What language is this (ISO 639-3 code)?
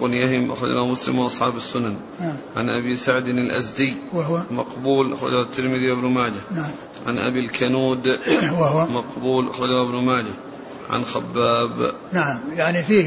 ara